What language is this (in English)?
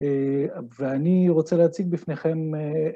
Hebrew